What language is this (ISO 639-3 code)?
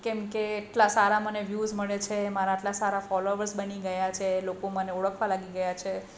guj